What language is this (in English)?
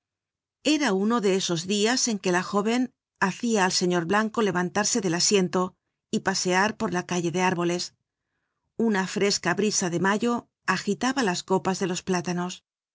Spanish